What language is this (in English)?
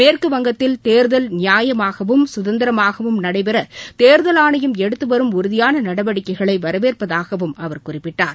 Tamil